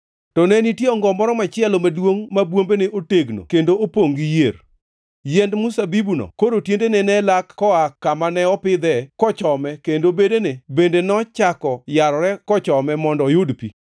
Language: Luo (Kenya and Tanzania)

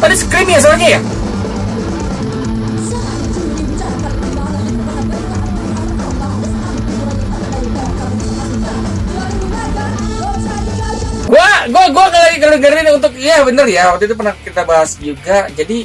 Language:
Indonesian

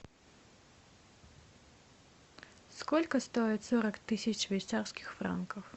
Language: Russian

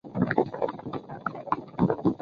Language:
Chinese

